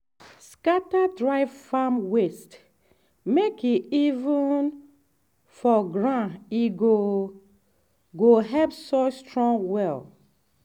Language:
Nigerian Pidgin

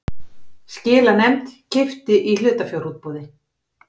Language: Icelandic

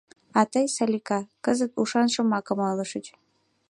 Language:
Mari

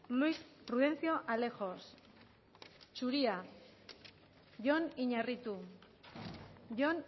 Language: Spanish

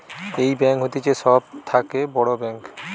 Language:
Bangla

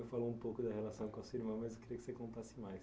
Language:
Portuguese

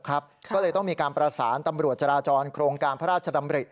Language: Thai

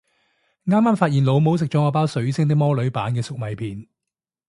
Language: Cantonese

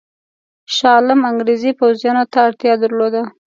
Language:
Pashto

